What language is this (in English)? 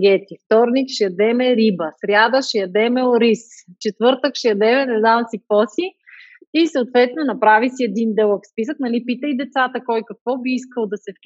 Bulgarian